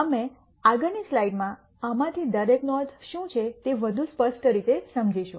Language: Gujarati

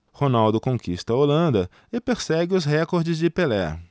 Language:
Portuguese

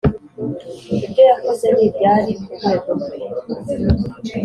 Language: Kinyarwanda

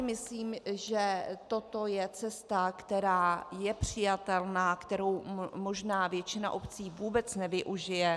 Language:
Czech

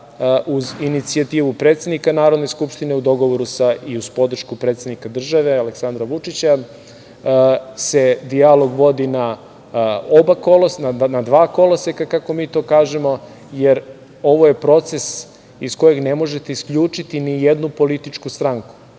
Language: Serbian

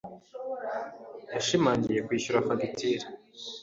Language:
Kinyarwanda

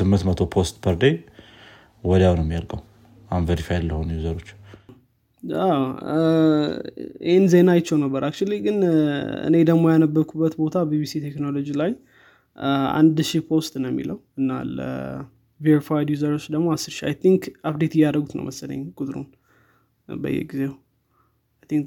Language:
Amharic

